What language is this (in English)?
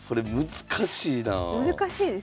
Japanese